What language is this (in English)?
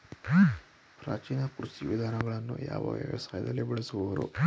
Kannada